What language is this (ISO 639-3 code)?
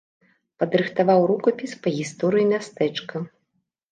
bel